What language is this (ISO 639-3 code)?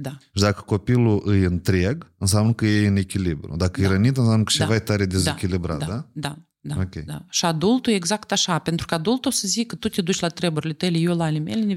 ron